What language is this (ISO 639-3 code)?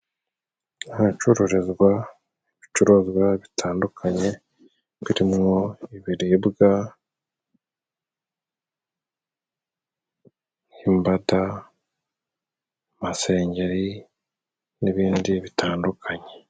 kin